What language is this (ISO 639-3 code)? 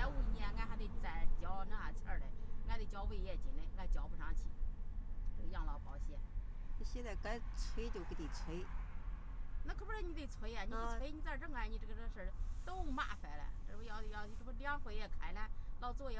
zho